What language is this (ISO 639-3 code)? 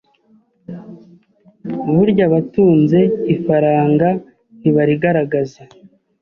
kin